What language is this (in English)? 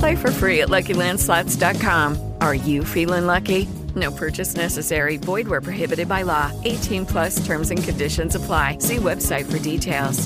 Slovak